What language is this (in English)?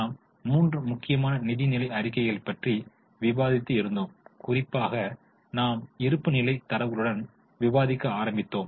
Tamil